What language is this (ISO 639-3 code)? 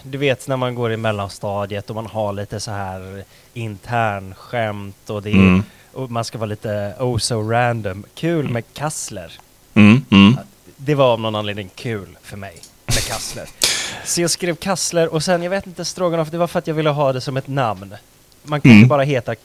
swe